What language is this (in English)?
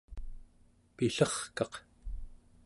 Central Yupik